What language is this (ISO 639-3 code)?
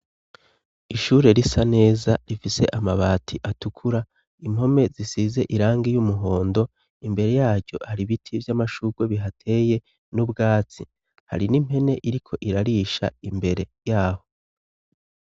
run